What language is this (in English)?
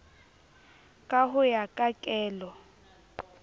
Southern Sotho